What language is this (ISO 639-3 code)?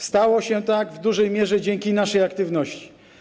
pol